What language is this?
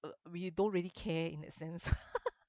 English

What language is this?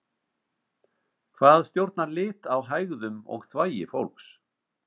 Icelandic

